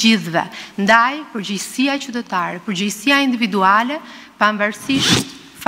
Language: Romanian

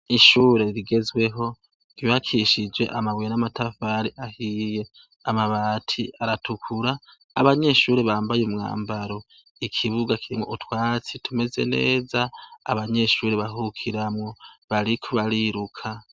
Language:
Rundi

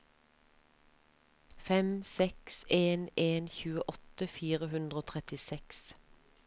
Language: Norwegian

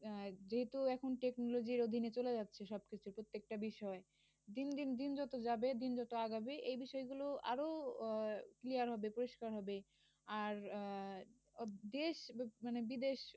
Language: Bangla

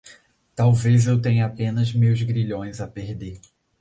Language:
Portuguese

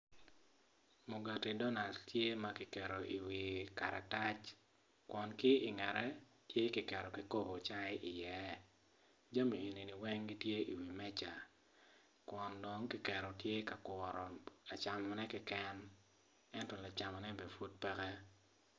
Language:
Acoli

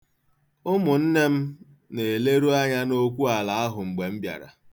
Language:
Igbo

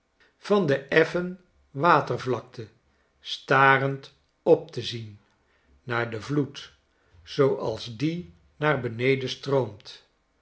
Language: Dutch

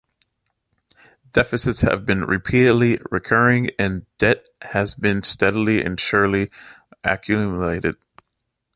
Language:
English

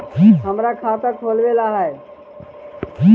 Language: Magahi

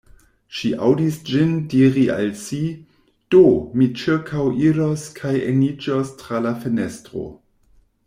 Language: Esperanto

